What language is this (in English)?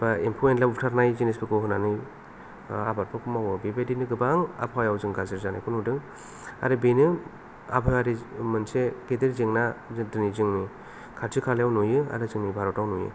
Bodo